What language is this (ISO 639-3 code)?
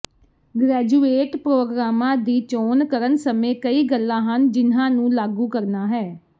pan